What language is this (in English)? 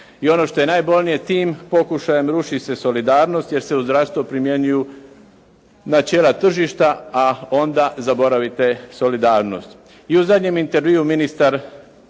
Croatian